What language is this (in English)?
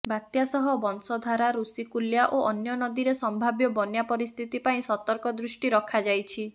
Odia